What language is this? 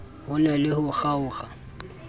Southern Sotho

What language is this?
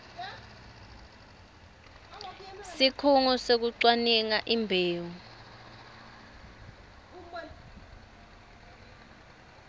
Swati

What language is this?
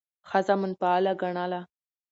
Pashto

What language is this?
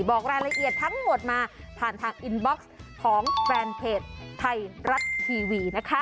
Thai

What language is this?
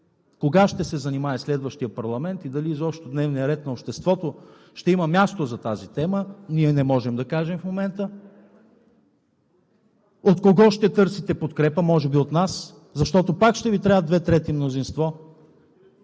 Bulgarian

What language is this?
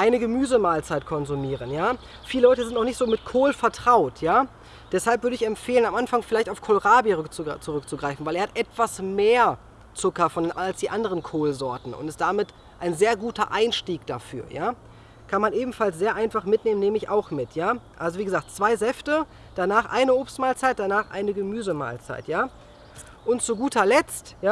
German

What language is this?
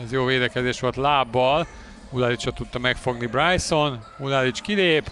Hungarian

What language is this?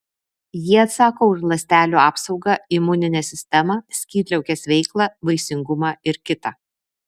Lithuanian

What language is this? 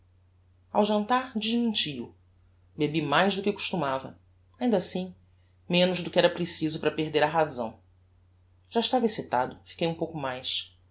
Portuguese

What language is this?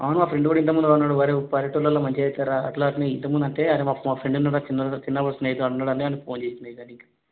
Telugu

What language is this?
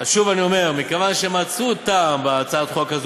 Hebrew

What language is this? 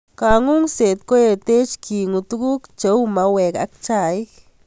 Kalenjin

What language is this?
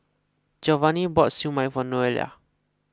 English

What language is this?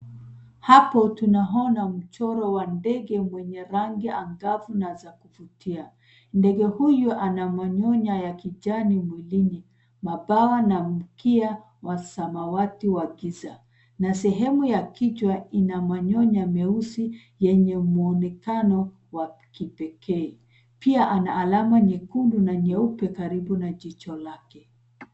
Swahili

